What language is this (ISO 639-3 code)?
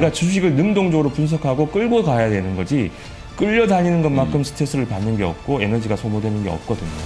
kor